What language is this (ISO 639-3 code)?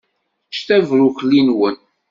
kab